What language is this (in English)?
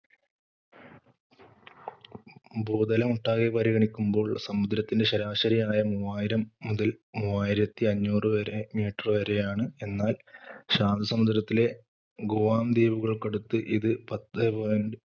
Malayalam